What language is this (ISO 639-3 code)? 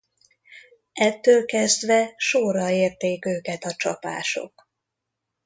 hun